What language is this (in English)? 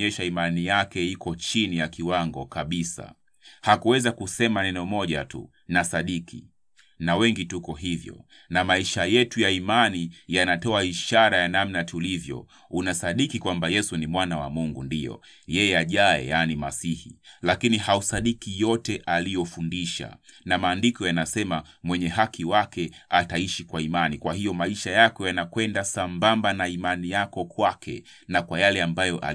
Swahili